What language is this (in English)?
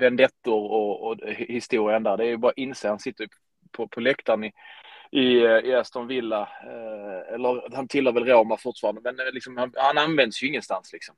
Swedish